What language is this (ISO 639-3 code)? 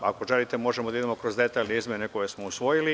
srp